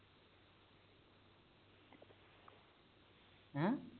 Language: Punjabi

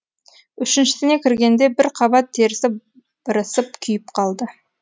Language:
Kazakh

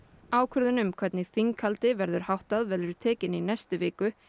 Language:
Icelandic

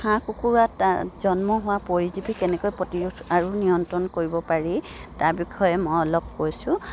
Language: Assamese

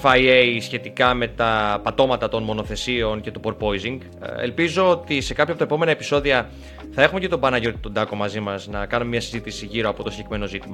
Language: Greek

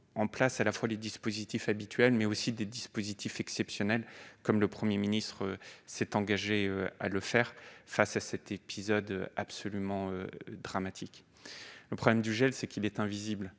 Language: French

